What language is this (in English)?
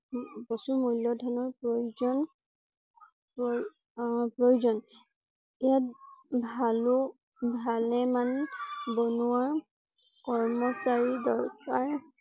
Assamese